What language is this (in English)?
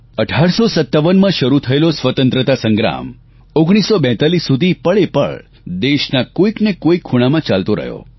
Gujarati